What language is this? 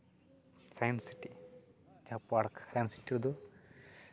Santali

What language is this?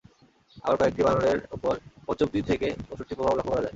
Bangla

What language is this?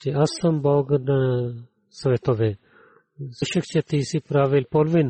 Bulgarian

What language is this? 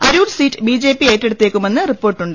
Malayalam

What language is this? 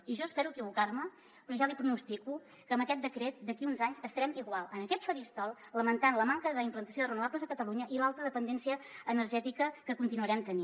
Catalan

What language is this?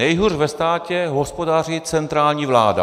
Czech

